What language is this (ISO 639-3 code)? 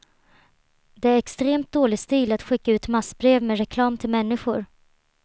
swe